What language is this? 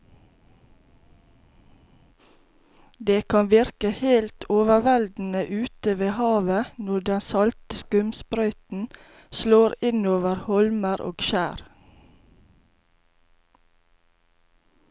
Norwegian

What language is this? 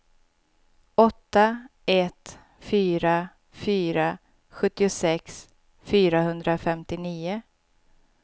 Swedish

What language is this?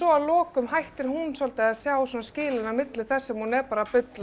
Icelandic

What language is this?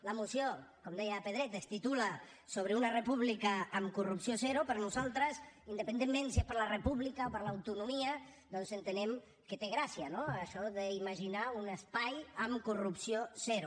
Catalan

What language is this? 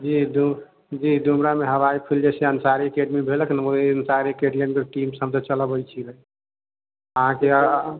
Maithili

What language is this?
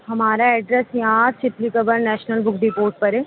Urdu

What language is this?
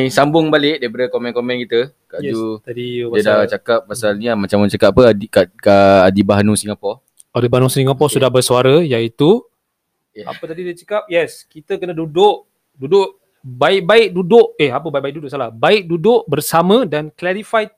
Malay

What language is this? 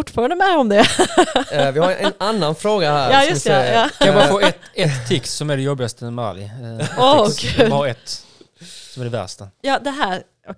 Swedish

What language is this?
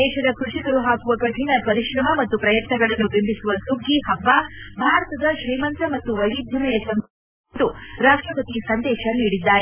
Kannada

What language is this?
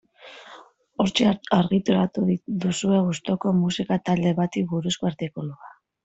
Basque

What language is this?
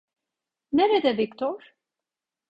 Turkish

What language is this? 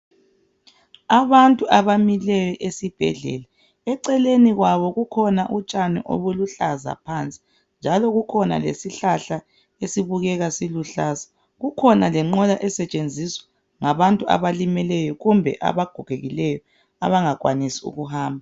North Ndebele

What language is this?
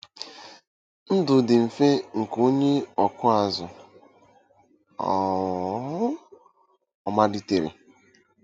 Igbo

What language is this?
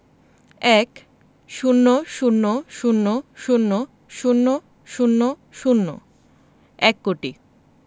Bangla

